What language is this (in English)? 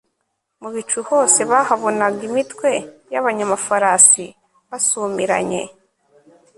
Kinyarwanda